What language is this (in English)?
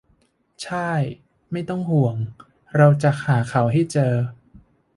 Thai